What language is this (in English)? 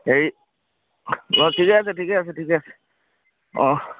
Assamese